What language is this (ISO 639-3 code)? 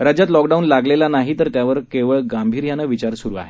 mar